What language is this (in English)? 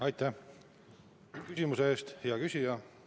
Estonian